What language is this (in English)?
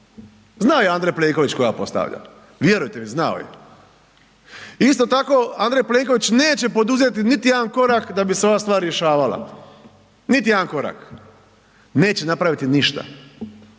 Croatian